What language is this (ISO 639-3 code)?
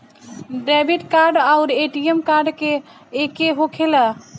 bho